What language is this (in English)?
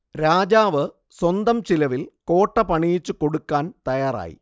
Malayalam